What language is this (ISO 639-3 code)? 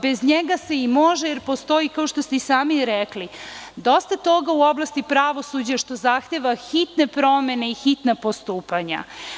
srp